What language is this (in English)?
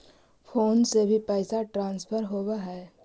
Magahi